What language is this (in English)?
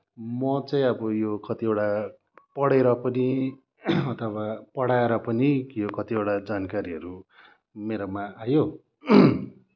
Nepali